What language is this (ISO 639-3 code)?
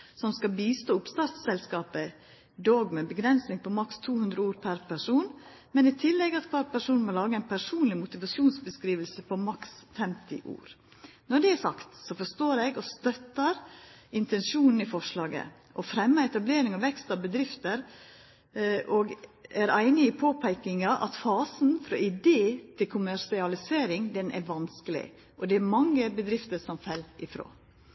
nno